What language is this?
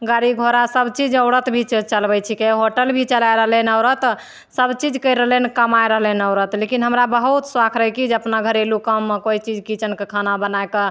Maithili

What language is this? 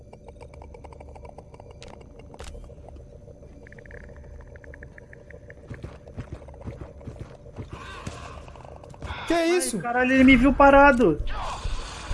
Portuguese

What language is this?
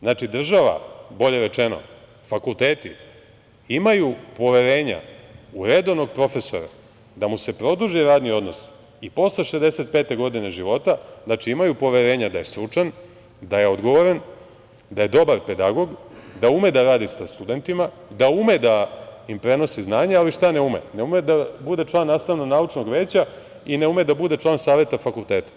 Serbian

